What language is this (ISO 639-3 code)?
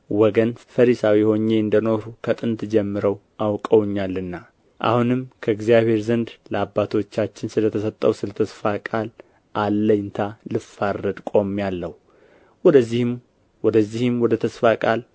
amh